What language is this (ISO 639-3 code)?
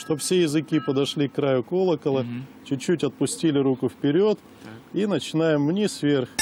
rus